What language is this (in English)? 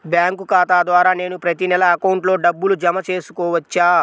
Telugu